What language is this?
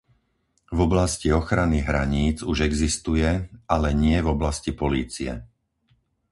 Slovak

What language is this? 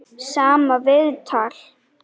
Icelandic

